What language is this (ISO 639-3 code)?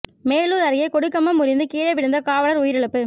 tam